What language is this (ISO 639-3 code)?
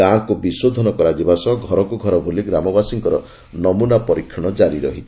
ori